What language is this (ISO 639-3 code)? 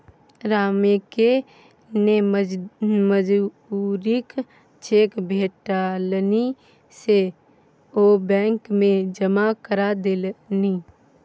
mai